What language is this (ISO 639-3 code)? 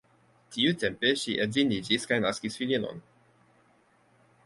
epo